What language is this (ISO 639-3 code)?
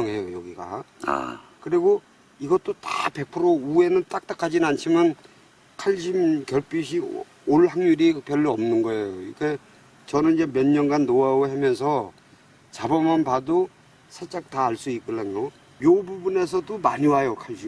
kor